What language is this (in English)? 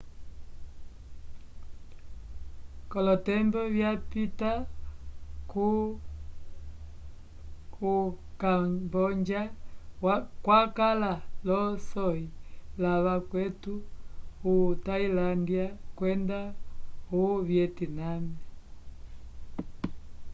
Umbundu